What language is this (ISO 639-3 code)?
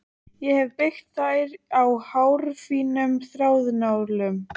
isl